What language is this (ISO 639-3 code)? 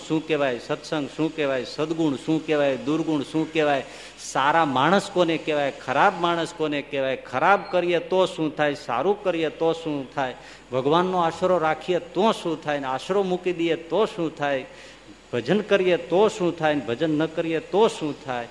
guj